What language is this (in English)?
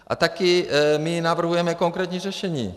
Czech